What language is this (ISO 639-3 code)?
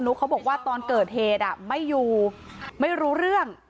tha